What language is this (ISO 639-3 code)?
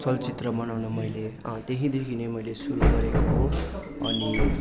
nep